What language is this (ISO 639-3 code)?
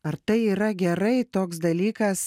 lit